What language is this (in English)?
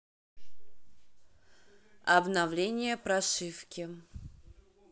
Russian